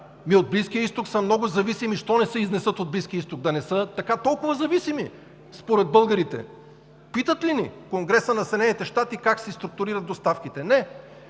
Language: Bulgarian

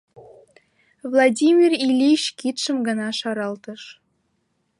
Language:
Mari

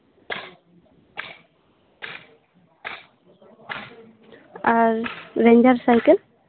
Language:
Santali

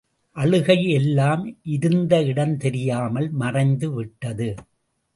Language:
Tamil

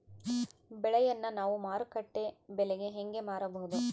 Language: Kannada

